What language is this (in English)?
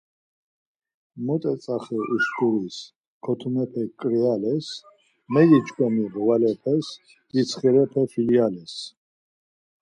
Laz